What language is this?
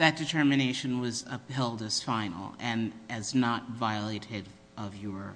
English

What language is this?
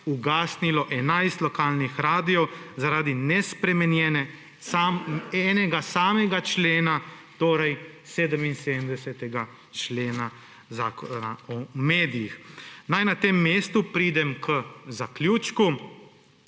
Slovenian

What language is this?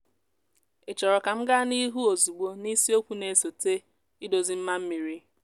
Igbo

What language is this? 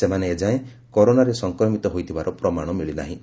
Odia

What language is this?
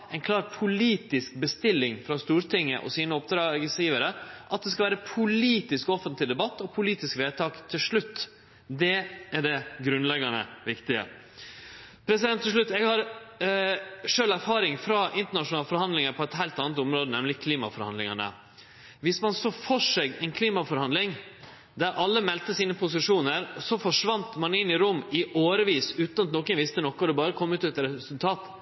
Norwegian Nynorsk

